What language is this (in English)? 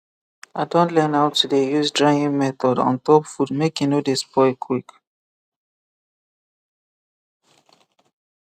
Nigerian Pidgin